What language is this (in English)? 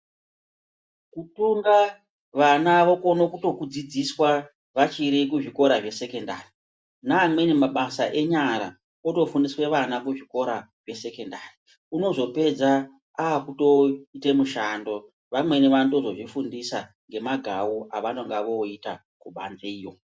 Ndau